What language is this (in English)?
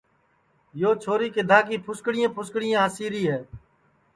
Sansi